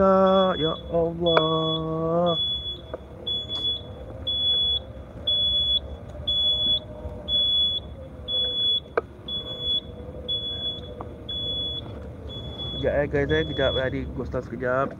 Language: Malay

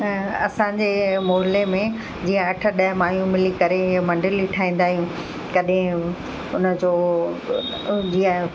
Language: Sindhi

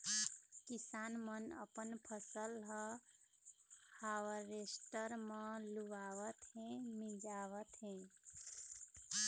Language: Chhattisgarhi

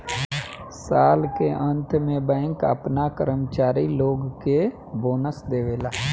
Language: Bhojpuri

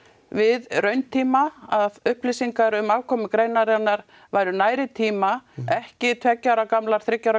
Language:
Icelandic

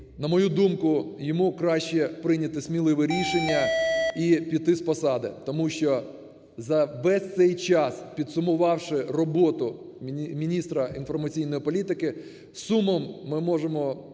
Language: Ukrainian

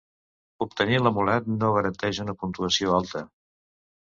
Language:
Catalan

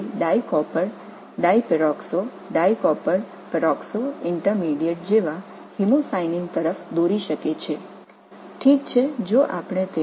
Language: Tamil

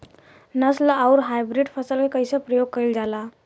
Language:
Bhojpuri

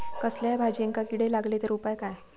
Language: Marathi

